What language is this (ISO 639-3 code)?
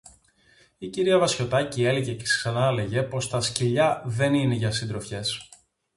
ell